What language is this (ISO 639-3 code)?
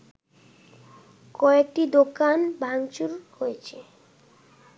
ben